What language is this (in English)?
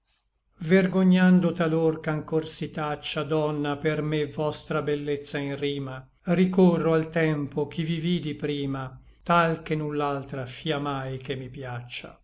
Italian